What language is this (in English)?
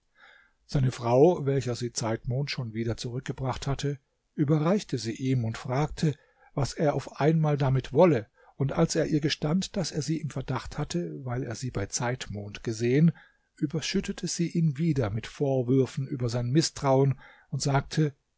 German